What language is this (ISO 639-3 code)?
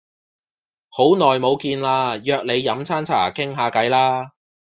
yue